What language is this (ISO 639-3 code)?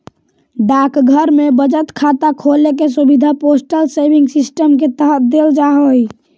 mag